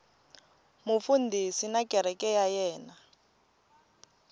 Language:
Tsonga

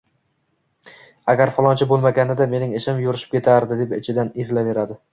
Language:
Uzbek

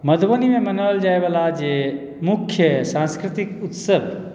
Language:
Maithili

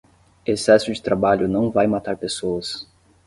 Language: Portuguese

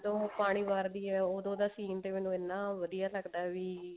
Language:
Punjabi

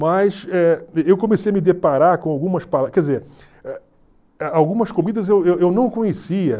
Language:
Portuguese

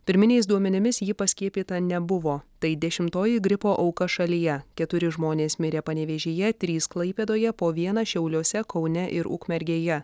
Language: Lithuanian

